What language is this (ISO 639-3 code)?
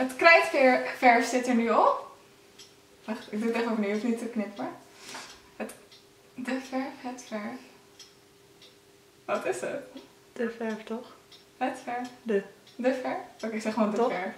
nld